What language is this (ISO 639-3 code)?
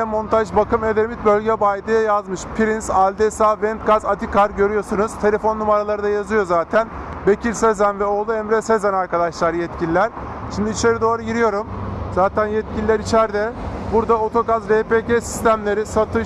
tur